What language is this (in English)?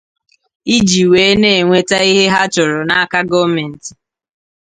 Igbo